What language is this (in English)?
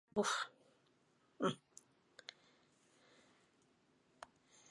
Basque